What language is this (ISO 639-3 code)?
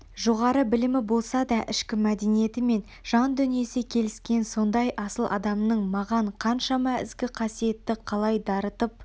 kaz